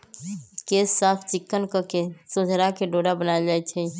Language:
Magahi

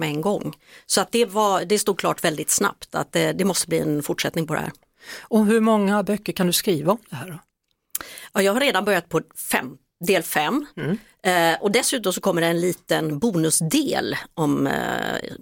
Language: Swedish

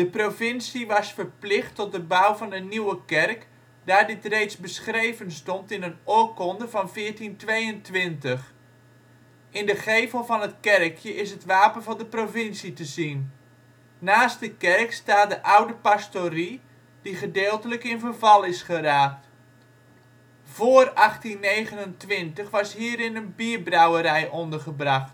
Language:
Dutch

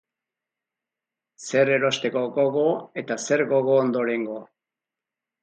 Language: Basque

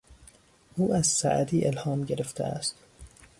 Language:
Persian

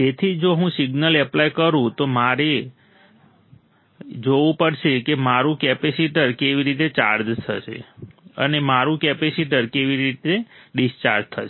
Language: Gujarati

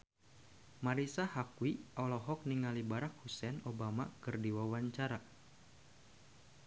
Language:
Sundanese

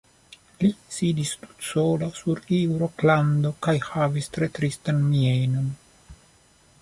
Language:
Esperanto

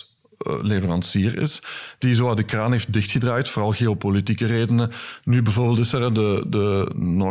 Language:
Dutch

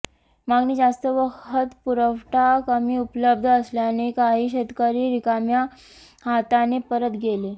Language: Marathi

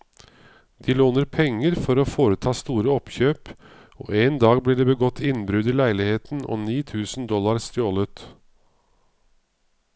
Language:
Norwegian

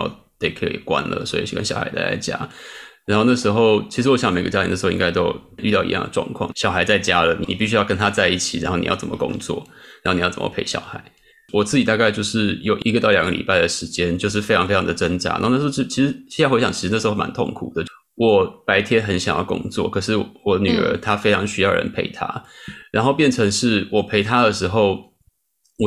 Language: Chinese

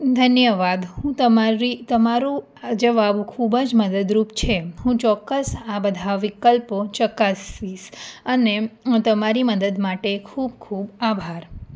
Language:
Gujarati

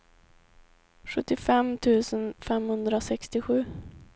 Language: Swedish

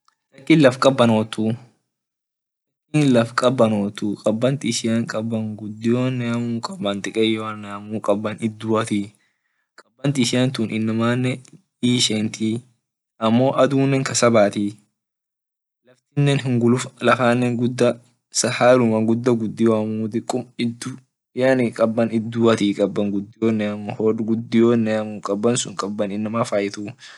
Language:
Orma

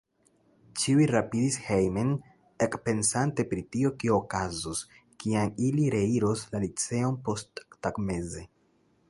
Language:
Esperanto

